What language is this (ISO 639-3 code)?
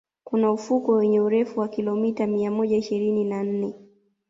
swa